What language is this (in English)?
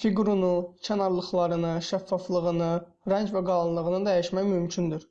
Turkish